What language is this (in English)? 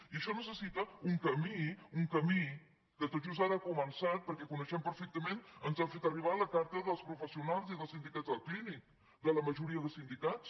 Catalan